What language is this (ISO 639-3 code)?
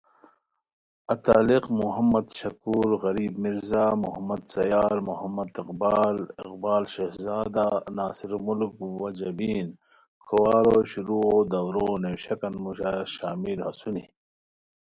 khw